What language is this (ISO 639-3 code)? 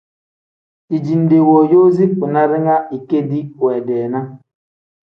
kdh